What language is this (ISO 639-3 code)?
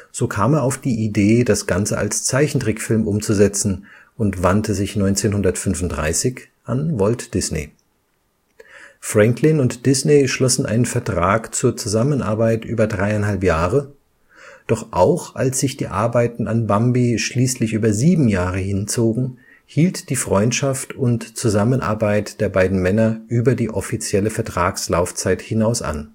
deu